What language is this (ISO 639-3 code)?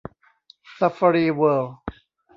tha